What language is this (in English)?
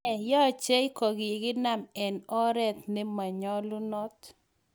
Kalenjin